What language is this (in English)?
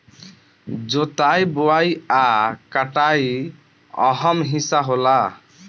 Bhojpuri